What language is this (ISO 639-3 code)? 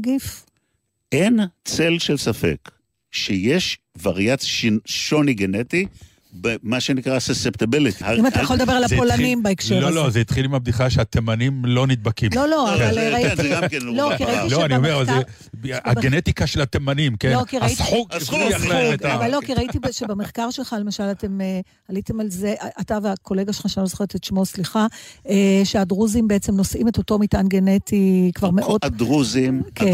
heb